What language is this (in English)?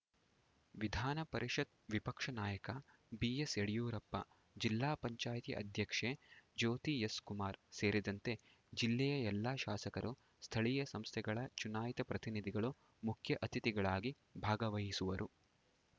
Kannada